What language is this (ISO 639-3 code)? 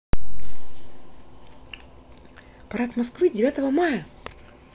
rus